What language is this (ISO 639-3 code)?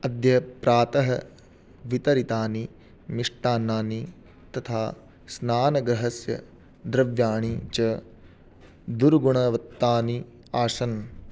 san